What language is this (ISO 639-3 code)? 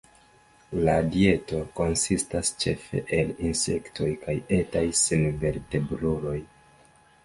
epo